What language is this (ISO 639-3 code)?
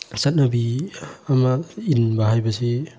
mni